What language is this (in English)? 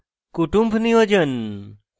Bangla